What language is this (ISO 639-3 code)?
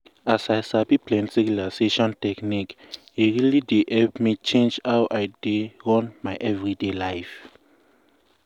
pcm